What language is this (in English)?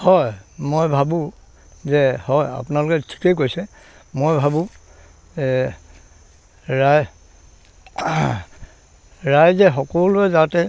Assamese